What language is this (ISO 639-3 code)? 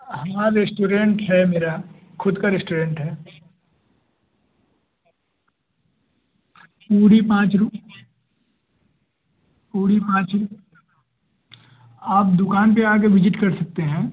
hin